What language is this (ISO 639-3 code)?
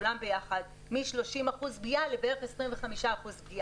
heb